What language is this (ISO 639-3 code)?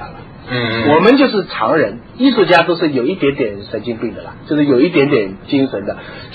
zho